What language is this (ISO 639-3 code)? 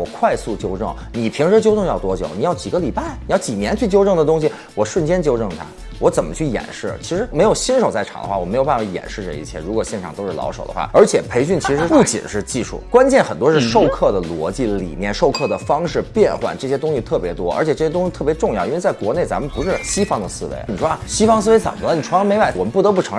zho